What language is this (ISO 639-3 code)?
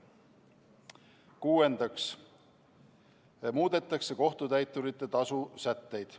est